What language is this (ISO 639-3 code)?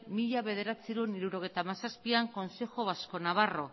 eus